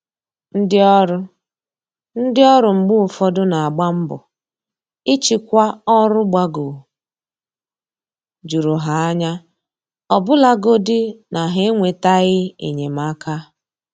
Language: Igbo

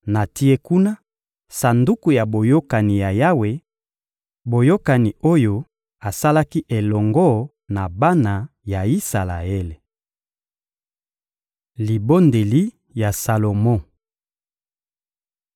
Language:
Lingala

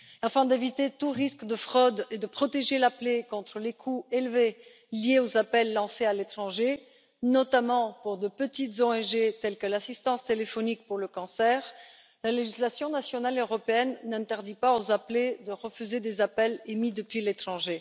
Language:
French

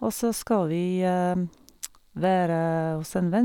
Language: Norwegian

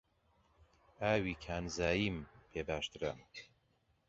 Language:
Central Kurdish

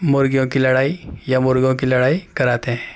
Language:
Urdu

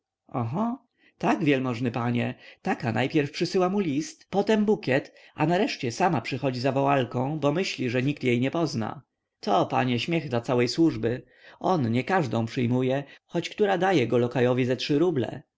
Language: Polish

